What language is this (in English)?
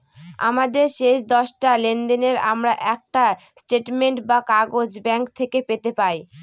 Bangla